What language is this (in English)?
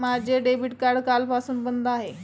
Marathi